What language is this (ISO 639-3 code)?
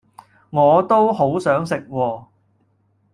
yue